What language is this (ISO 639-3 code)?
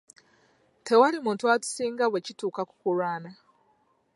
lug